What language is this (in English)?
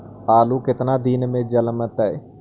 Magahi